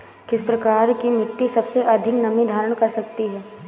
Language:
Hindi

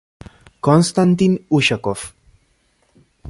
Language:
Italian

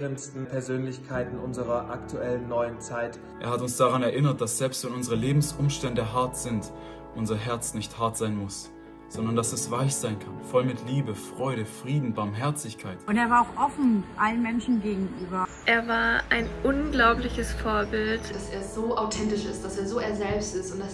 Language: German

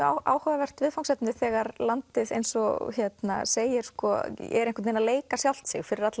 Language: Icelandic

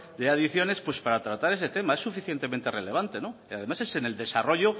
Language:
Spanish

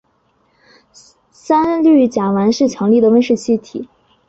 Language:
Chinese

